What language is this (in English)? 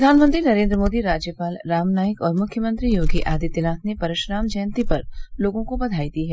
Hindi